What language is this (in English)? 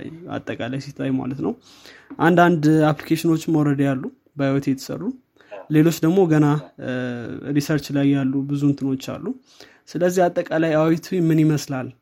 Amharic